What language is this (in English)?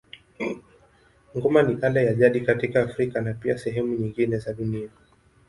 Swahili